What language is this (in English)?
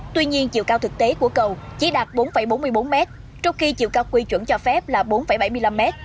Vietnamese